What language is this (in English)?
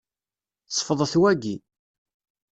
Kabyle